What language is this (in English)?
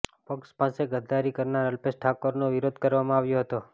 Gujarati